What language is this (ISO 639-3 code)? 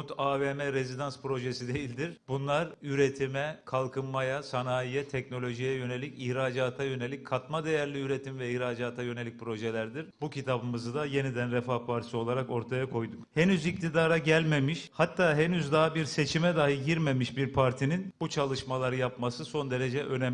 tur